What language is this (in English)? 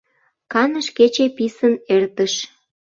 Mari